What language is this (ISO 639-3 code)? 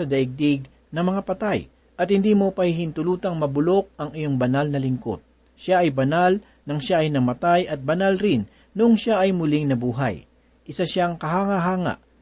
fil